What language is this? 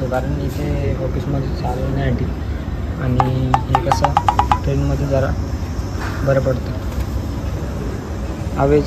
Marathi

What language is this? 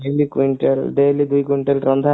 Odia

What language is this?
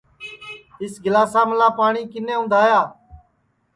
Sansi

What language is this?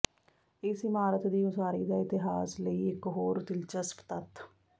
Punjabi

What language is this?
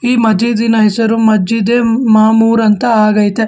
Kannada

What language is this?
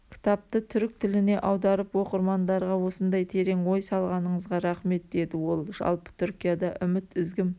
Kazakh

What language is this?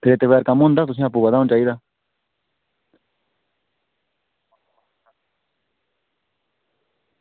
Dogri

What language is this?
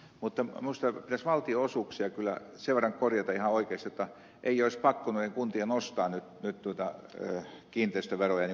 Finnish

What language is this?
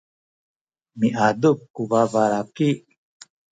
Sakizaya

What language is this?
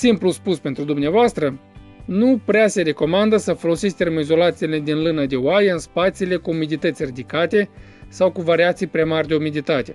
Romanian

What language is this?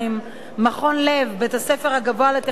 Hebrew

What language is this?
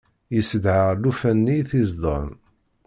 Kabyle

